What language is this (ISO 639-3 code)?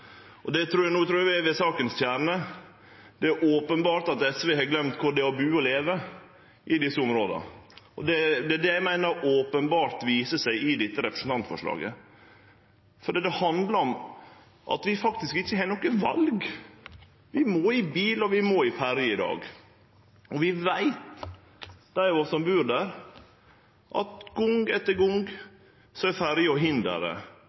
nno